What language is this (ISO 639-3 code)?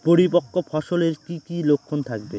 ben